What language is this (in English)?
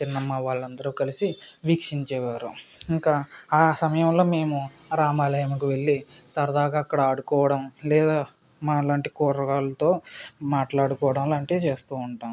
Telugu